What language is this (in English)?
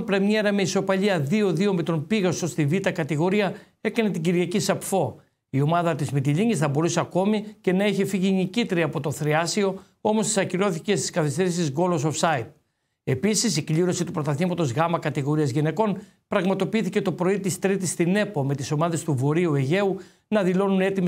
Greek